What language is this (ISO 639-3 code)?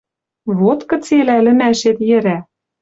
mrj